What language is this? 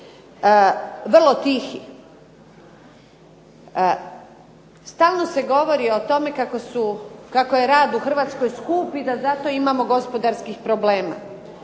Croatian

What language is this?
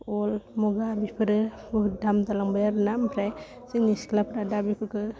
Bodo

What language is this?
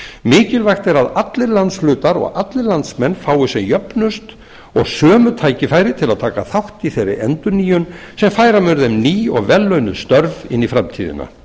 Icelandic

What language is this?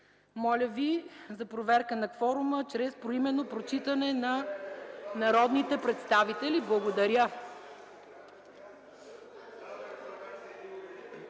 Bulgarian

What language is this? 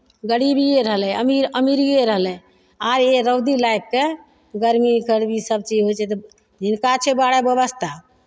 Maithili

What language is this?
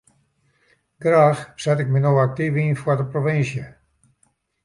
Western Frisian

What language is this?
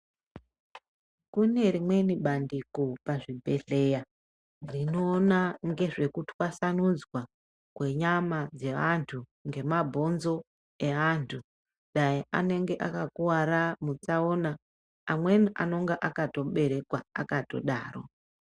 Ndau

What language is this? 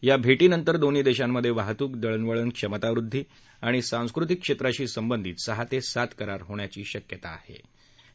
Marathi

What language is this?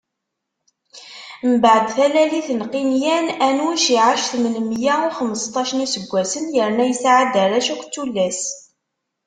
Kabyle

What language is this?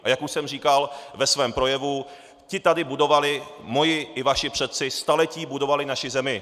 Czech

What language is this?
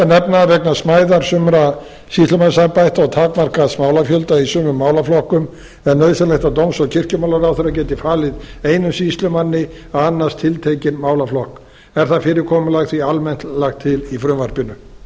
Icelandic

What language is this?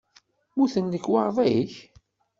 Kabyle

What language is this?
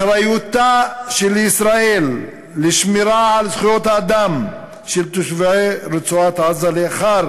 Hebrew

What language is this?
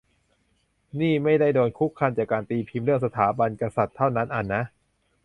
Thai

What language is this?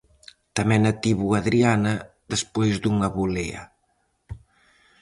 Galician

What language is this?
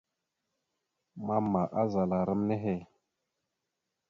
Mada (Cameroon)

